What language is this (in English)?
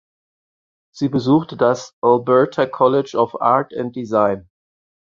German